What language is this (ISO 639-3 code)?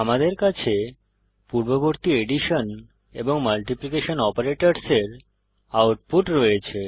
ben